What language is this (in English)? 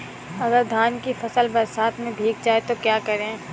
Hindi